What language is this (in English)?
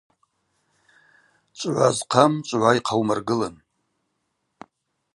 Abaza